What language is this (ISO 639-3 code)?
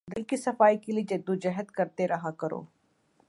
urd